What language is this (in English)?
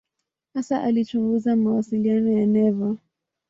Swahili